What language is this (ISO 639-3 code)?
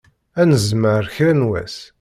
kab